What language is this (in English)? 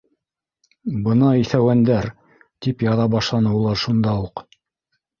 Bashkir